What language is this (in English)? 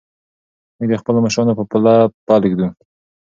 Pashto